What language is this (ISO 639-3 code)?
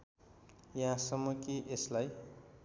nep